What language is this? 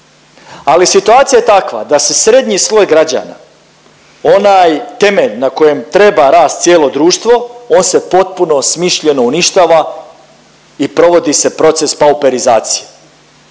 Croatian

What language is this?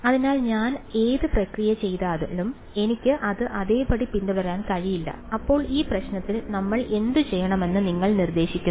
Malayalam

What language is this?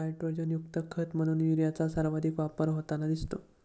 Marathi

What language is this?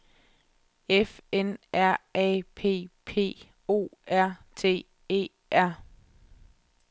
Danish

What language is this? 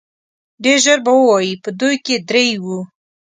Pashto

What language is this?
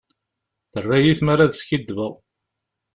Kabyle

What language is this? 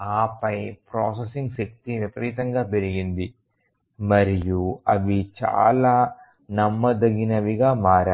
Telugu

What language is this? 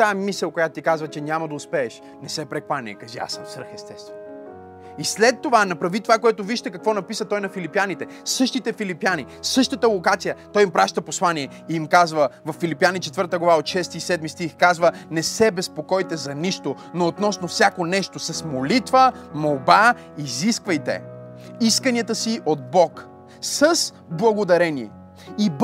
Bulgarian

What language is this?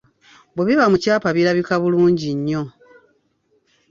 Ganda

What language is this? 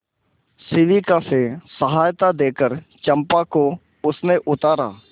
Hindi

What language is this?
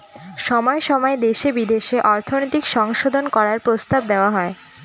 Bangla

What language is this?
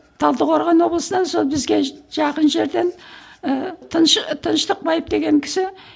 Kazakh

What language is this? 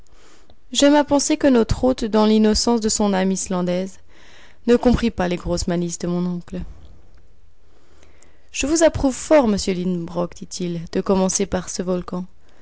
French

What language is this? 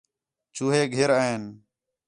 Khetrani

